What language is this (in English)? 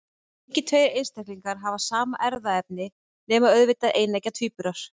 Icelandic